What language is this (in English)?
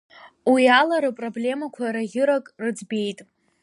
Abkhazian